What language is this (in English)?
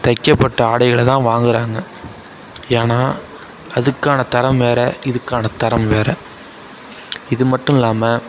Tamil